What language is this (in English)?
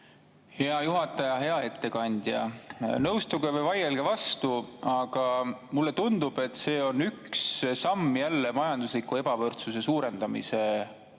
Estonian